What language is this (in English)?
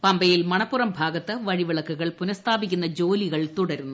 Malayalam